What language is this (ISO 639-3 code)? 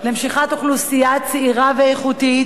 heb